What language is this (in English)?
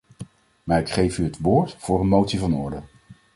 Dutch